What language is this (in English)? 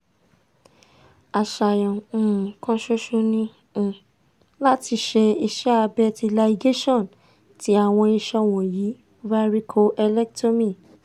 Yoruba